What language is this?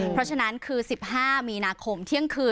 Thai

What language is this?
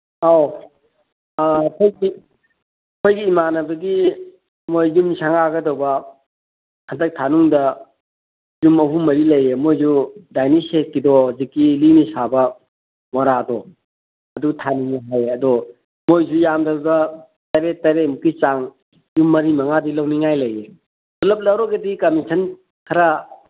Manipuri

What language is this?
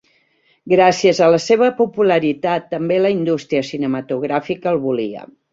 Catalan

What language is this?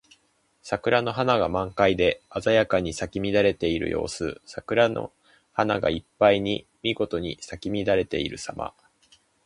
Japanese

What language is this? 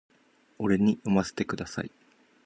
Japanese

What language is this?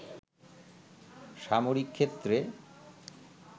Bangla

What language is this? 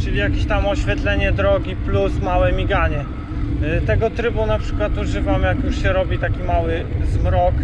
Polish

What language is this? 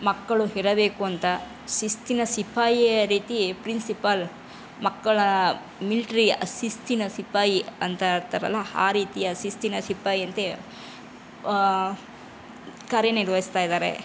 Kannada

